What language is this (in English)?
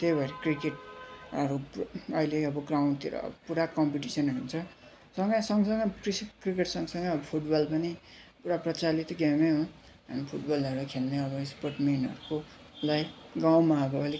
Nepali